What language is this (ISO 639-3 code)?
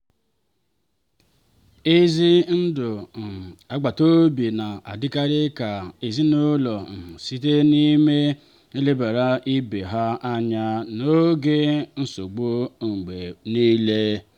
ibo